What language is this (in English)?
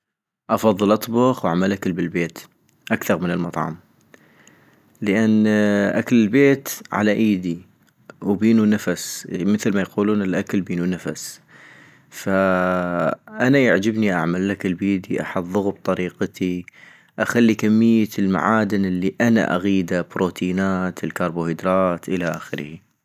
North Mesopotamian Arabic